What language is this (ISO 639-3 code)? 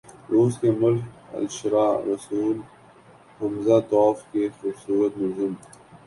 urd